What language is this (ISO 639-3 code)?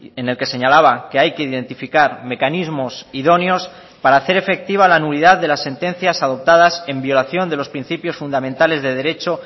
spa